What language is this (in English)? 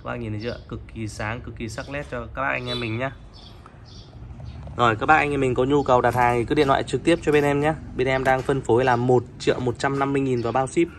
Vietnamese